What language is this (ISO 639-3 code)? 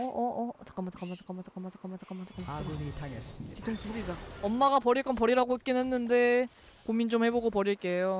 kor